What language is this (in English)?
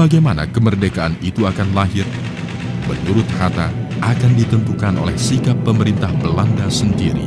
Indonesian